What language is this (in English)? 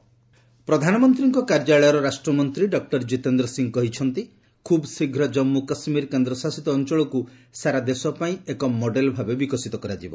Odia